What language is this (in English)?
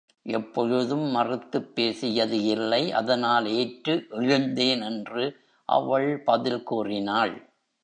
Tamil